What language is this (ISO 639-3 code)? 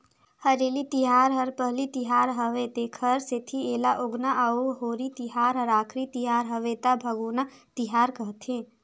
hne